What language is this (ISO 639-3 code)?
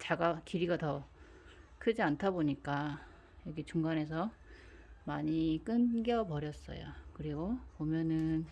kor